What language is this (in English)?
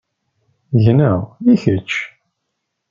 Kabyle